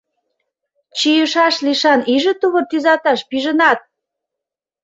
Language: Mari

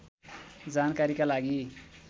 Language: Nepali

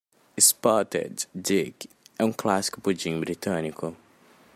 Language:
Portuguese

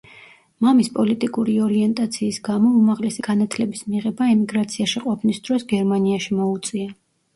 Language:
Georgian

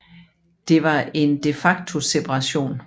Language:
Danish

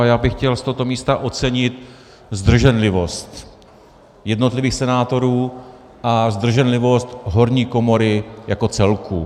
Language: Czech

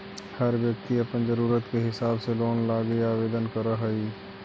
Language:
Magahi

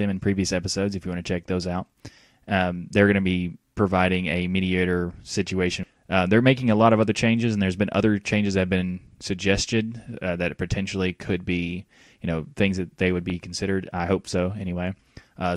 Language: English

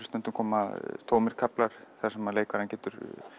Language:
Icelandic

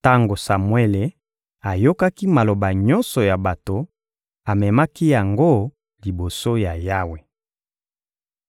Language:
Lingala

